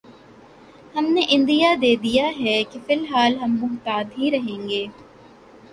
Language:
Urdu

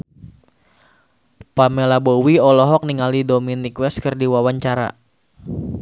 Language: Sundanese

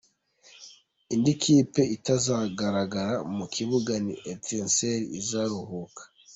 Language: Kinyarwanda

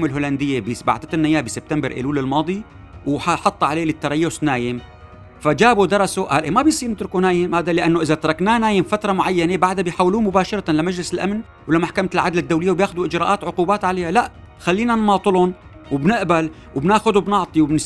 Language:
Arabic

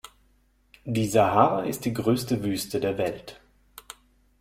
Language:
German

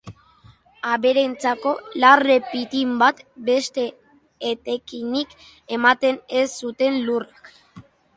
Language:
Basque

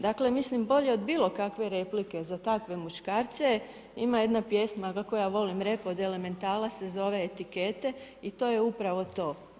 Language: Croatian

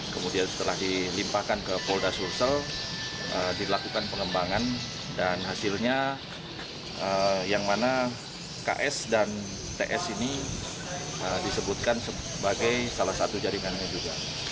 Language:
Indonesian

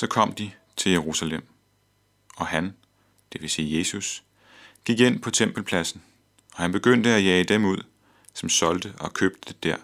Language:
Danish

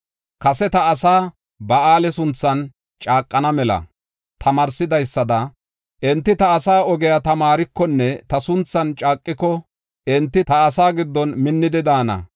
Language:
Gofa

